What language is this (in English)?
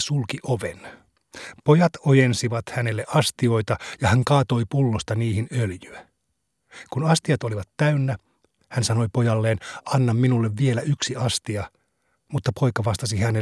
Finnish